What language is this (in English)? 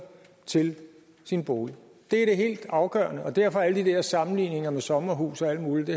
Danish